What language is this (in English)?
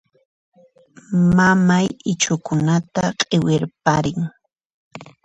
Puno Quechua